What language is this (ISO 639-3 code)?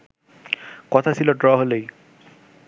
ben